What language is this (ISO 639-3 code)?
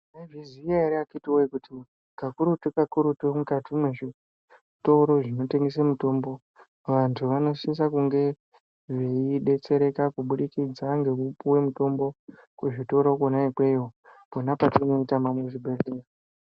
ndc